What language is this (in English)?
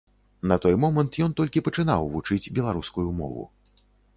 Belarusian